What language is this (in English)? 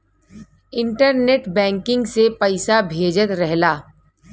Bhojpuri